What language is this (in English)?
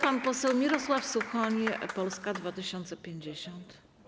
Polish